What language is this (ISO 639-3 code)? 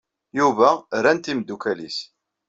kab